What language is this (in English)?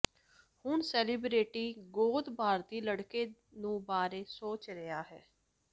Punjabi